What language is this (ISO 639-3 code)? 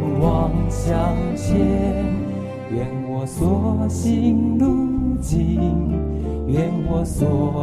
zho